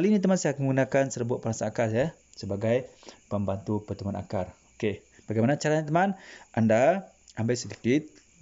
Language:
Malay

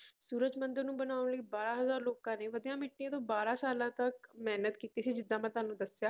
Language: Punjabi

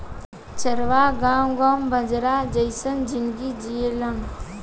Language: Bhojpuri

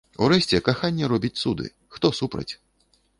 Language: Belarusian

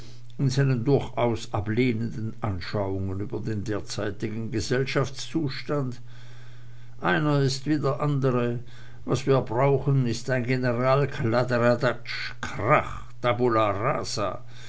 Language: German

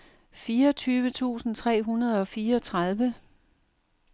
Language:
Danish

